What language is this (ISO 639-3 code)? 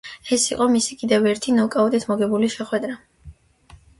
kat